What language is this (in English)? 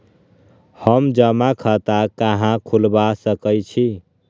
Magahi